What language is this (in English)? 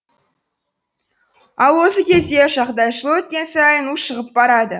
Kazakh